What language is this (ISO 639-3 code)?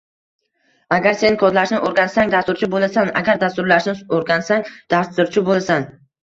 uzb